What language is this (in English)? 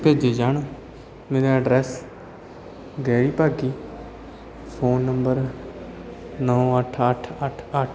Punjabi